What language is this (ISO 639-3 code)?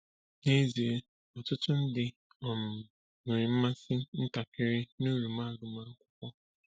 ibo